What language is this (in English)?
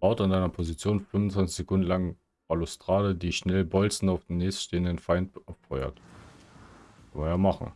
German